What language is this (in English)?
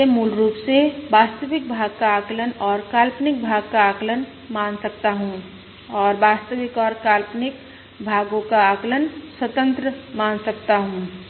Hindi